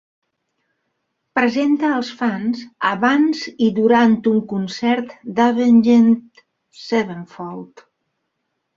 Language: Catalan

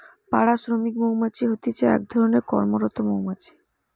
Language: Bangla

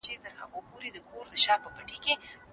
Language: Pashto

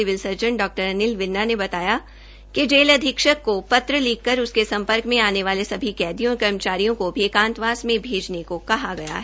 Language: Hindi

